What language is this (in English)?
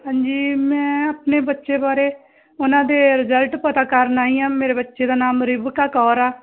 Punjabi